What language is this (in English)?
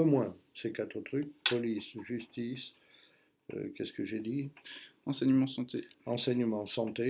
French